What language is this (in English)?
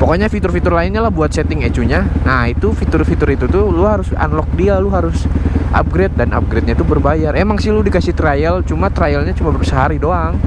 Indonesian